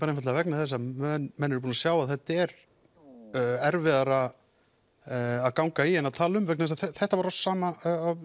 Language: Icelandic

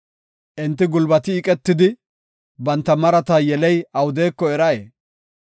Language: Gofa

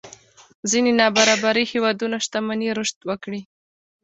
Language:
Pashto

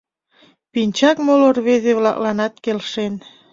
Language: Mari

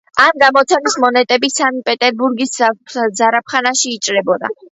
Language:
Georgian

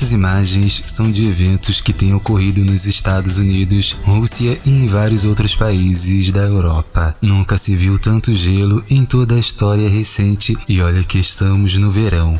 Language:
Portuguese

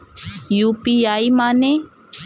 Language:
Bhojpuri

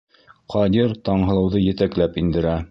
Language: Bashkir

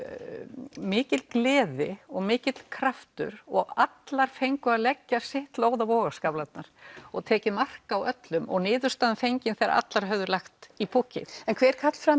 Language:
Icelandic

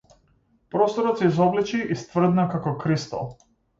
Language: Macedonian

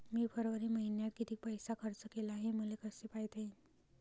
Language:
Marathi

